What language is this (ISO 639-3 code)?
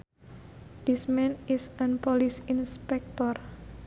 sun